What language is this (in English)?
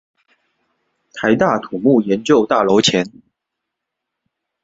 Chinese